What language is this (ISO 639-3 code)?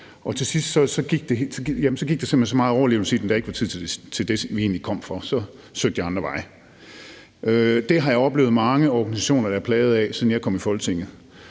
dan